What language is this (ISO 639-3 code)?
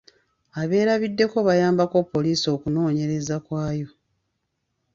lug